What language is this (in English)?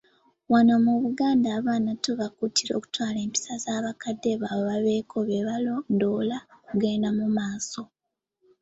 Ganda